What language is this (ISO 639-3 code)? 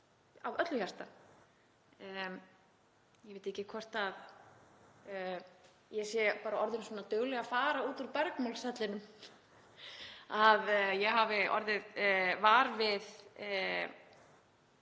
isl